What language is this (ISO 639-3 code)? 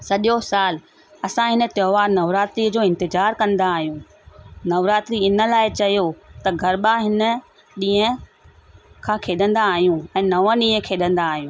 snd